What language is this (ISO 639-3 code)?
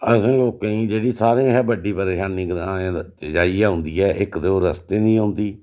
doi